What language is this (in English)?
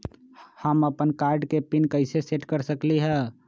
Magahi